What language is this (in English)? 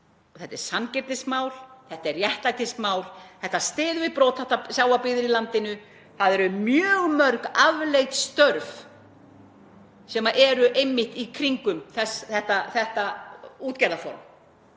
Icelandic